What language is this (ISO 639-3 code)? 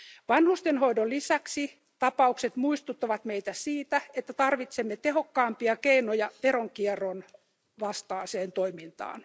fin